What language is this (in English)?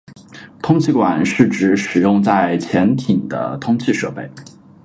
Chinese